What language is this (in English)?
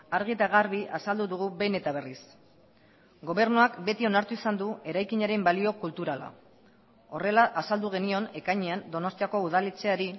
Basque